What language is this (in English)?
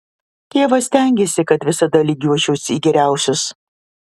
Lithuanian